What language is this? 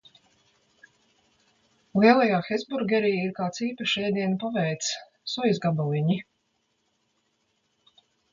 Latvian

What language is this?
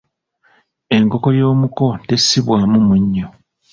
Ganda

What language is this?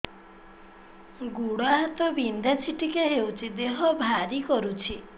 Odia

